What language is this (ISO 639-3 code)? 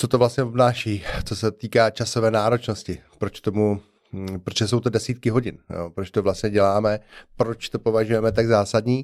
ces